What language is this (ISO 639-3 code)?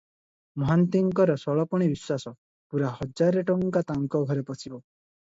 ori